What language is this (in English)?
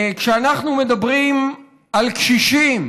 Hebrew